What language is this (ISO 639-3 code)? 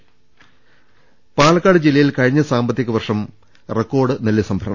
mal